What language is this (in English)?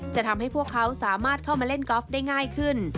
Thai